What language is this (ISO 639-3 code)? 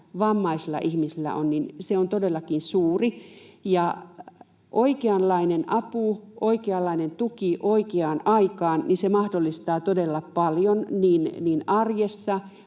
fin